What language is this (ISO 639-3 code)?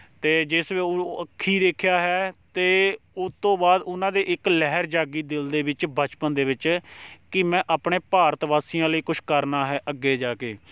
pan